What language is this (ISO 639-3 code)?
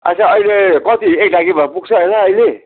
nep